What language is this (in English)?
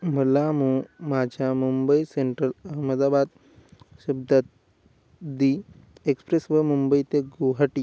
Marathi